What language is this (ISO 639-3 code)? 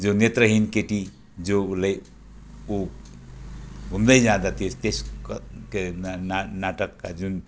nep